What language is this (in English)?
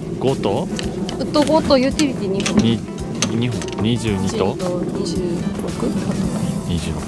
Japanese